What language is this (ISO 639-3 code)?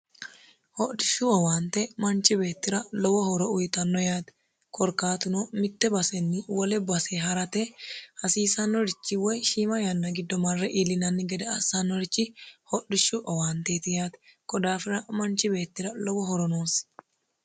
sid